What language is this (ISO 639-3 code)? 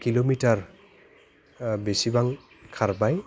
brx